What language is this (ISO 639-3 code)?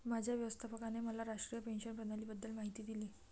mar